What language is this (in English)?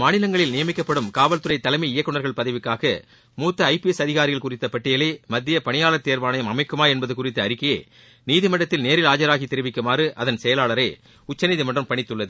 Tamil